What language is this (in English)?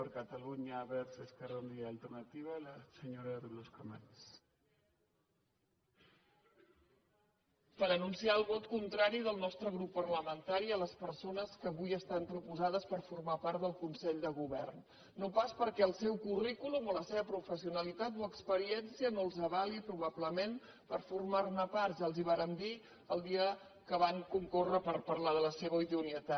Catalan